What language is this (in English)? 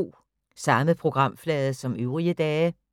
Danish